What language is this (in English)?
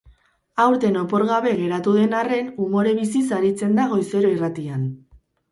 Basque